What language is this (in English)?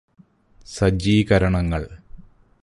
Malayalam